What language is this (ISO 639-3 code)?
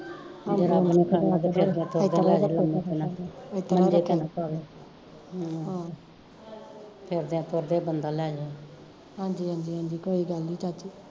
pan